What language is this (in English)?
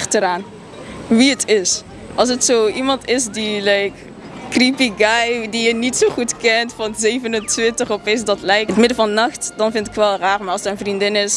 Dutch